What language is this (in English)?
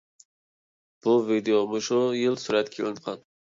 Uyghur